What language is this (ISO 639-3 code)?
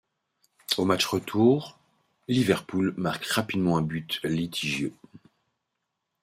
fra